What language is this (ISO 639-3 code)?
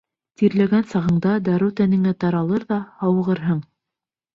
bak